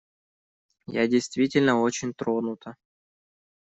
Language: Russian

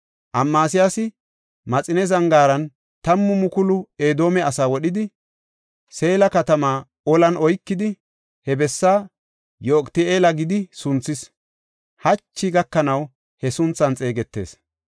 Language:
Gofa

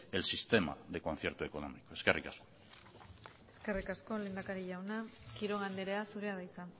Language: Basque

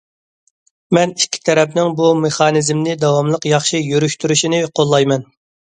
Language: Uyghur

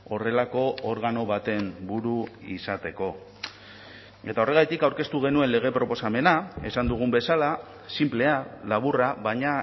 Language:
Basque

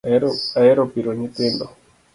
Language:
Luo (Kenya and Tanzania)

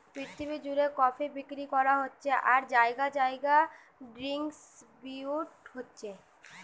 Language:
Bangla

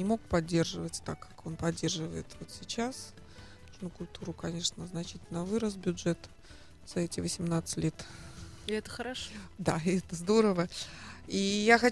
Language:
Russian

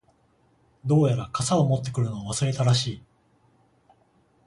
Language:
Japanese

